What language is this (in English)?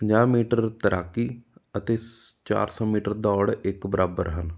Punjabi